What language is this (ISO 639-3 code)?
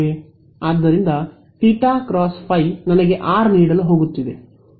kan